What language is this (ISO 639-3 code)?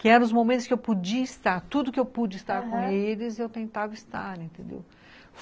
por